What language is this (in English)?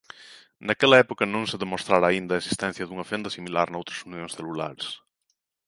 Galician